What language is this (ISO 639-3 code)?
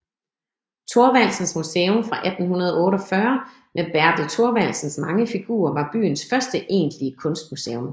dan